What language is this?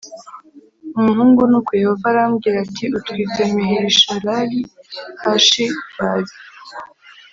Kinyarwanda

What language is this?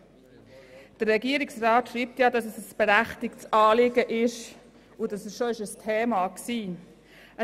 Swiss German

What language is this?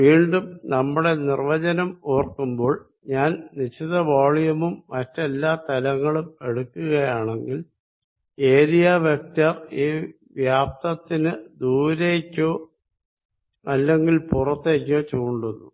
Malayalam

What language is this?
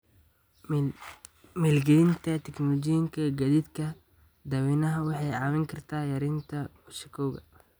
Somali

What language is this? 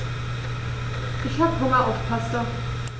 German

